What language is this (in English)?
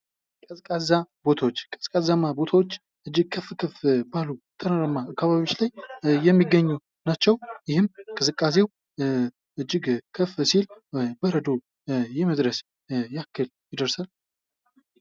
Amharic